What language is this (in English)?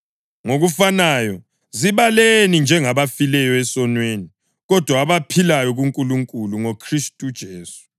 North Ndebele